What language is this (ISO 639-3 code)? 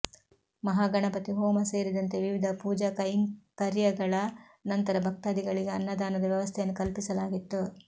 kan